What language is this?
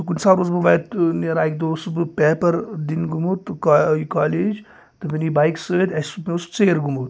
Kashmiri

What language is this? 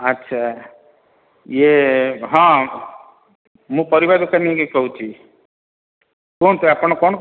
Odia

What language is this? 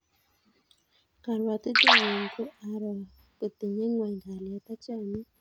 Kalenjin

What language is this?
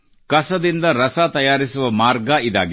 Kannada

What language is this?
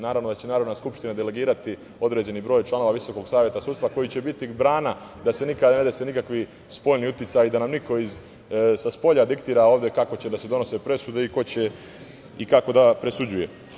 Serbian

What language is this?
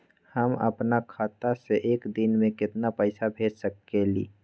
Magahi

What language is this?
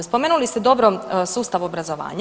Croatian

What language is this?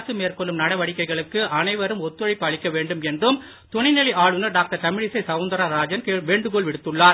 Tamil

